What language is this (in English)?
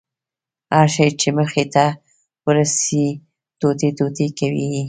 Pashto